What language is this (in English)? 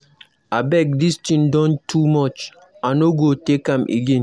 Nigerian Pidgin